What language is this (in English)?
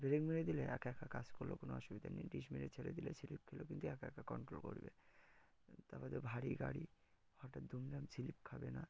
Bangla